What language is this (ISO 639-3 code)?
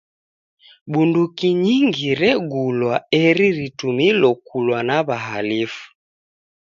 dav